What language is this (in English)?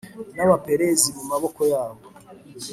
Kinyarwanda